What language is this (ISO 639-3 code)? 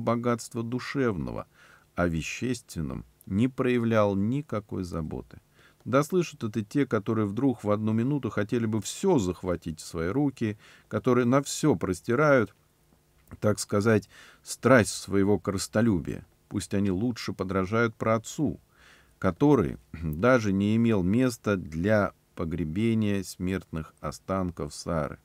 rus